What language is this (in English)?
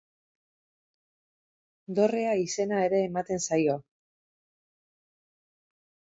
Basque